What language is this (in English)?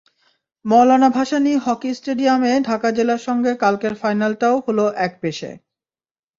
Bangla